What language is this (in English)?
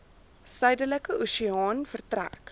Afrikaans